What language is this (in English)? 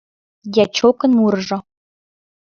Mari